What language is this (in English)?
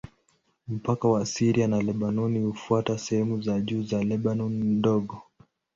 Swahili